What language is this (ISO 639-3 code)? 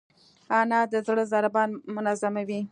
pus